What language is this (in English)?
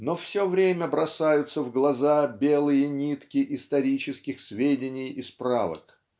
Russian